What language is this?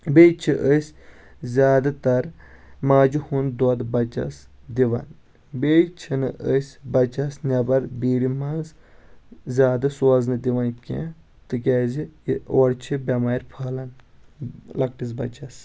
Kashmiri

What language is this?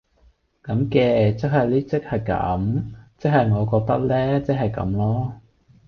Cantonese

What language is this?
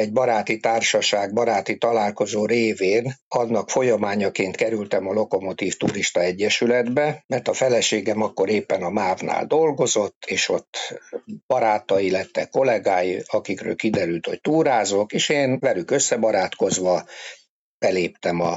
Hungarian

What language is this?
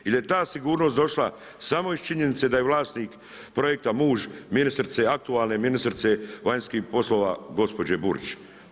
Croatian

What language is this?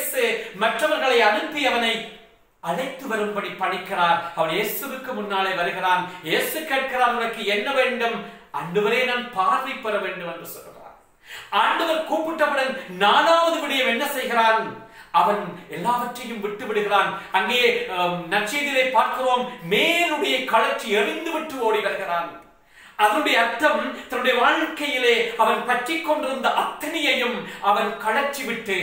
Romanian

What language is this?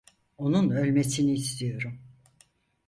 Turkish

